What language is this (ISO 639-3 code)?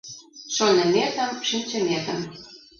chm